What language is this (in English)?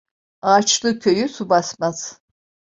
Turkish